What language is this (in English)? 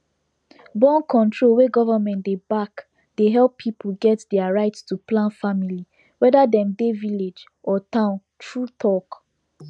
Nigerian Pidgin